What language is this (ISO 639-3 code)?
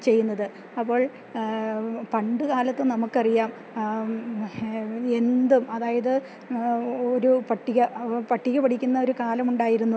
mal